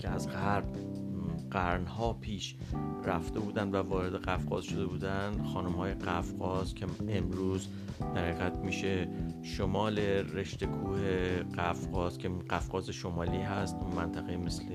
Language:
Persian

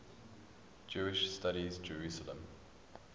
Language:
English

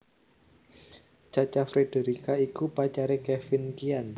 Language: Javanese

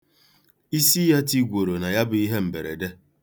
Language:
Igbo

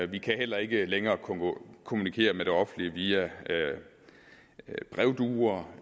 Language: Danish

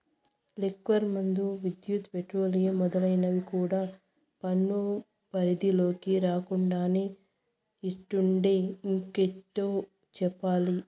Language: Telugu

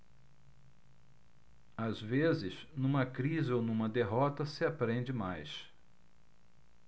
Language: Portuguese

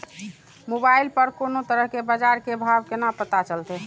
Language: Maithili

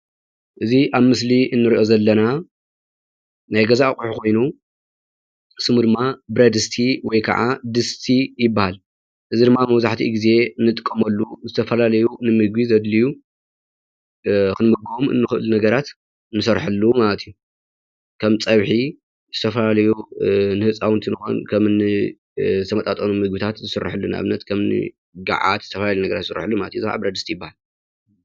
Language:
Tigrinya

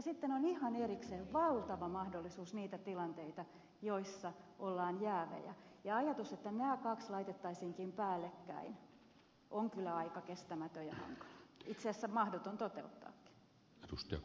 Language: Finnish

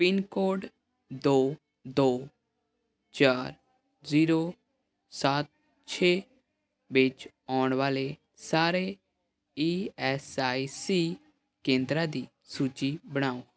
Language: Punjabi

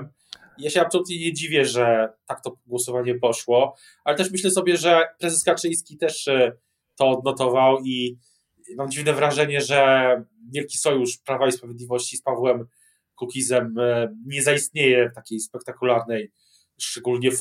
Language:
Polish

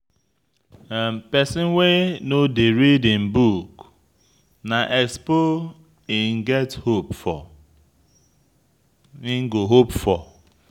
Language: Nigerian Pidgin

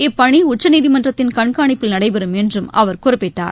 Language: Tamil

